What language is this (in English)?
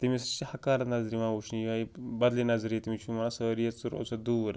Kashmiri